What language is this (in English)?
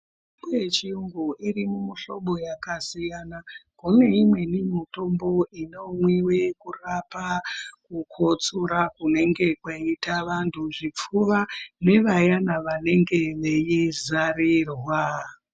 Ndau